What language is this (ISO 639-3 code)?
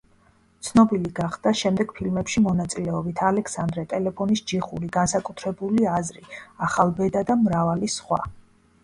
kat